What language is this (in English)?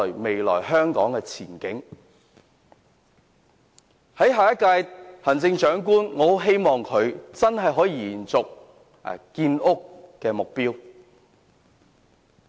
Cantonese